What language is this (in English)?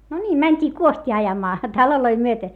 Finnish